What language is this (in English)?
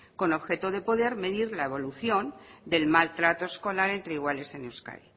Spanish